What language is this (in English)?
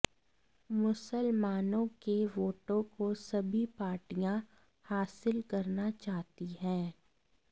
Hindi